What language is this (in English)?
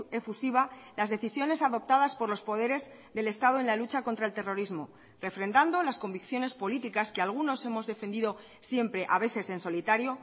Spanish